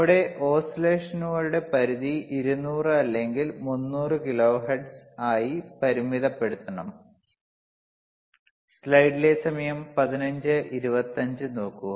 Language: Malayalam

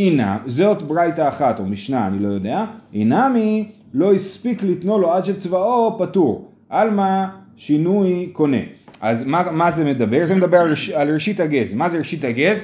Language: Hebrew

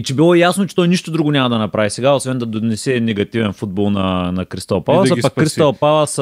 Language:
Bulgarian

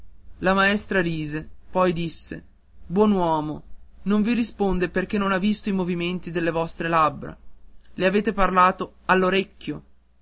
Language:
Italian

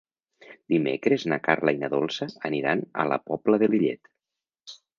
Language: Catalan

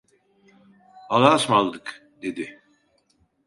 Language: Turkish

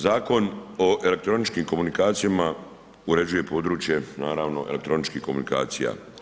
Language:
Croatian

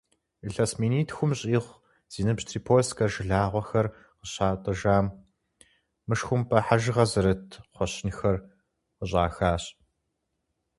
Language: Kabardian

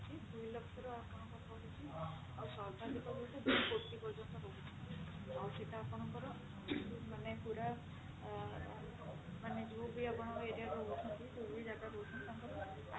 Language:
Odia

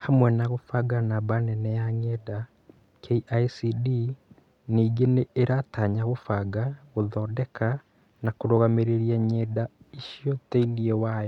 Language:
Kikuyu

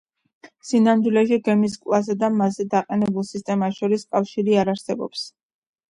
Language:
Georgian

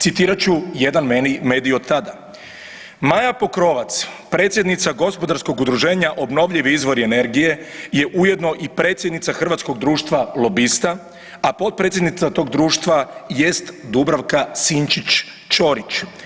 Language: Croatian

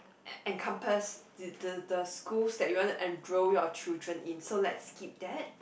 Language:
English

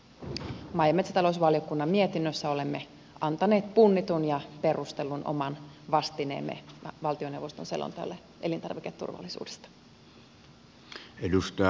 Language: Finnish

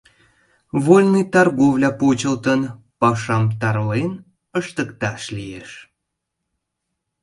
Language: Mari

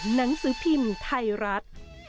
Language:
Thai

